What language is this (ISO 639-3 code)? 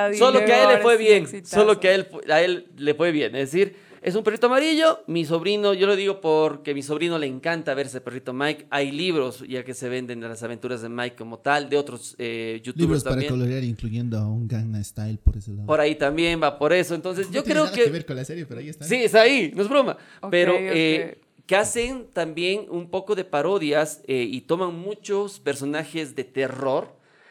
spa